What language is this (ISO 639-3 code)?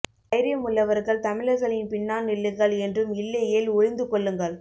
tam